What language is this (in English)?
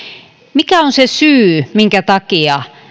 Finnish